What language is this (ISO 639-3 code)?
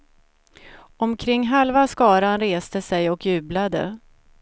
swe